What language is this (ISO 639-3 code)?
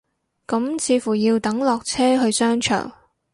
yue